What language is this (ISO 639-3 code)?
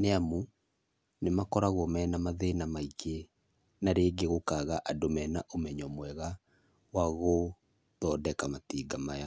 kik